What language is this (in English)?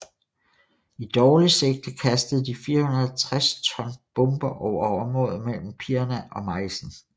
Danish